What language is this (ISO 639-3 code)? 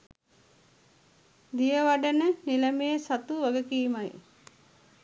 sin